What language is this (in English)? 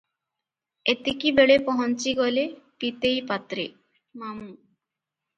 Odia